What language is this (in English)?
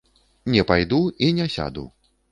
Belarusian